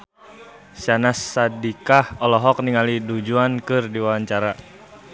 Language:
Sundanese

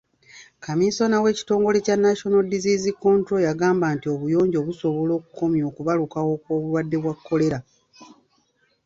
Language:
Ganda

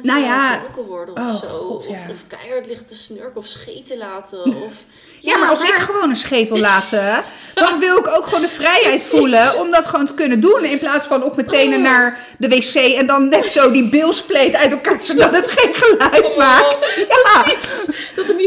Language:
Dutch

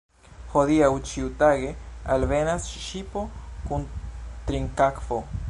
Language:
Esperanto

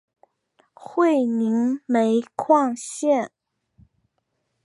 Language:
Chinese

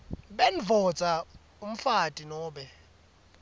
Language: Swati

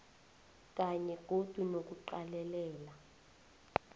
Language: South Ndebele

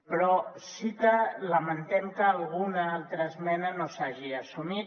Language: Catalan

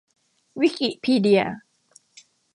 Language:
Thai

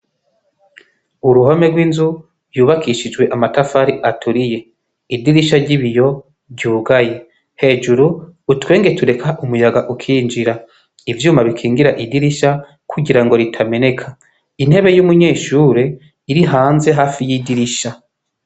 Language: Rundi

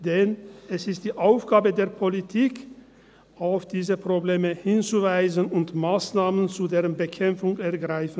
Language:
Swiss German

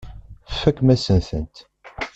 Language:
Kabyle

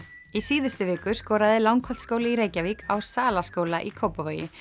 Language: Icelandic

